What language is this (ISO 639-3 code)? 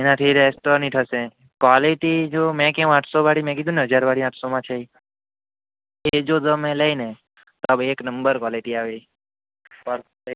guj